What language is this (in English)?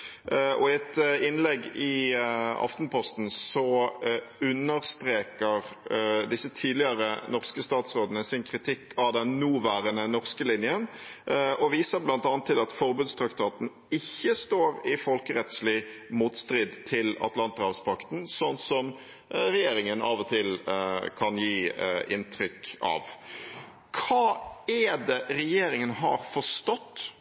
Norwegian Bokmål